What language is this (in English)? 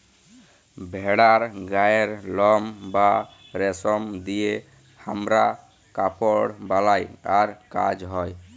Bangla